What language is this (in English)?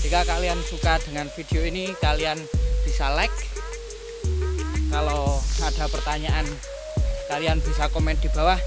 Indonesian